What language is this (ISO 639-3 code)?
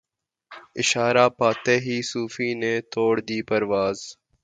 urd